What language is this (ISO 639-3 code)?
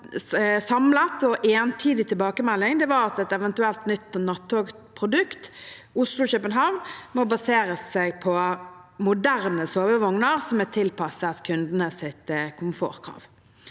nor